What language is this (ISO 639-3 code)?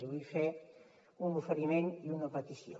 cat